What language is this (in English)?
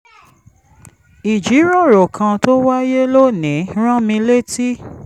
Yoruba